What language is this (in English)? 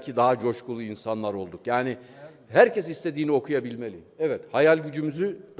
Turkish